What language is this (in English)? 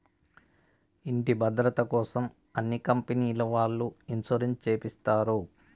Telugu